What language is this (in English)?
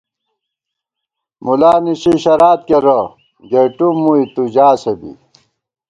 Gawar-Bati